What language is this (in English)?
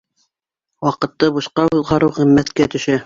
Bashkir